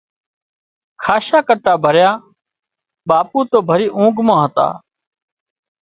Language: Wadiyara Koli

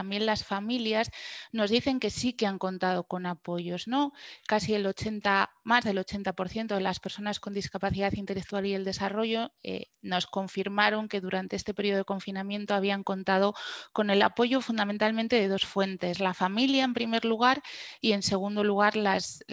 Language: Spanish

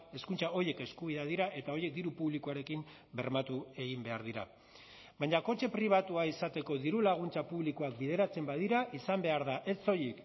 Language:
Basque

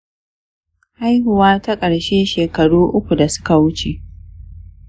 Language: Hausa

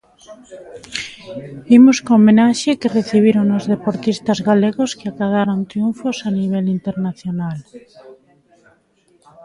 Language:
Galician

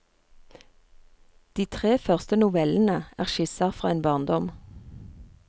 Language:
Norwegian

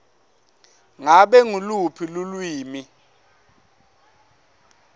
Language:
Swati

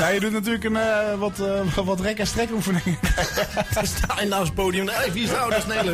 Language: Dutch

